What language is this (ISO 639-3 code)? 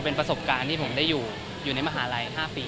tha